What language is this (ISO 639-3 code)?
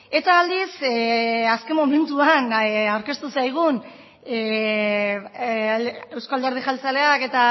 eus